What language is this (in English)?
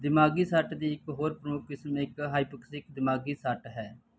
Punjabi